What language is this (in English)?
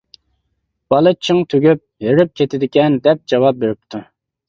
Uyghur